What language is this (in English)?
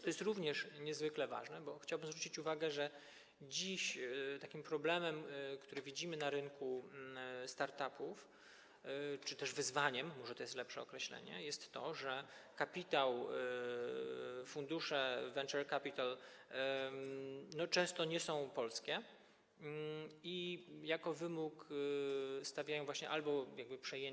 Polish